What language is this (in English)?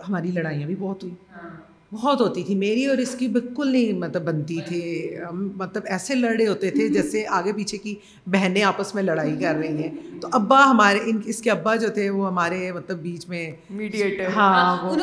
Urdu